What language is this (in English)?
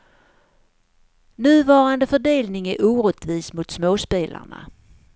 Swedish